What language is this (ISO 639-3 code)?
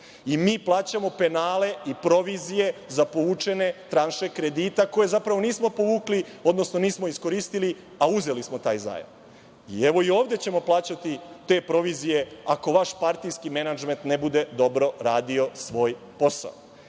srp